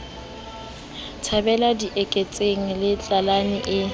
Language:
Southern Sotho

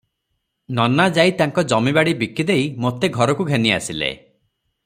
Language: Odia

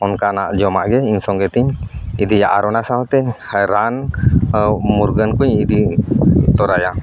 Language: Santali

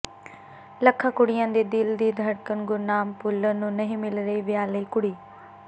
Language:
Punjabi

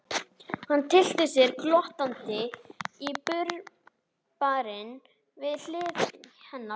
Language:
Icelandic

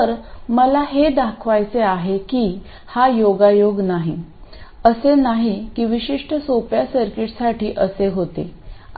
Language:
Marathi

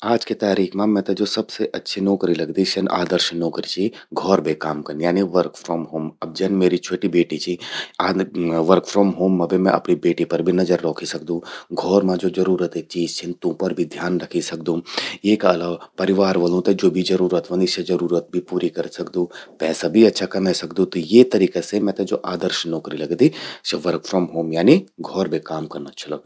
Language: Garhwali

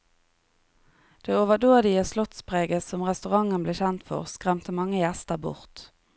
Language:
Norwegian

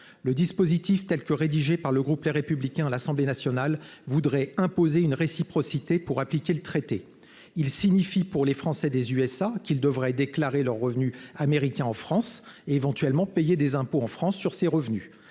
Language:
French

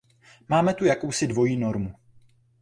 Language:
Czech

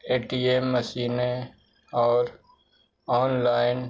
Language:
Urdu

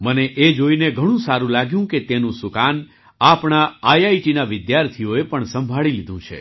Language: Gujarati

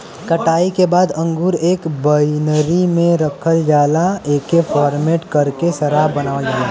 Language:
Bhojpuri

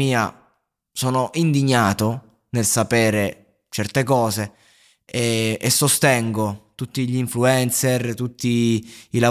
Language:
Italian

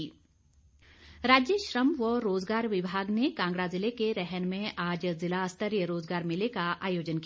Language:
Hindi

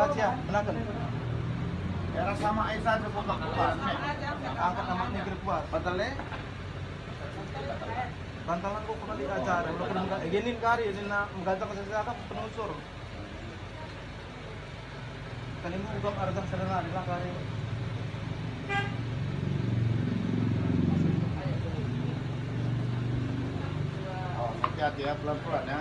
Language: Indonesian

